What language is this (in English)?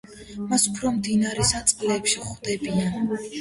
Georgian